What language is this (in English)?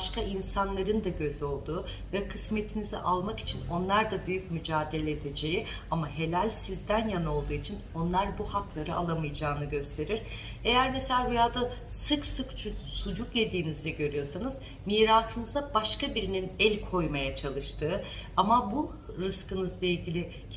Turkish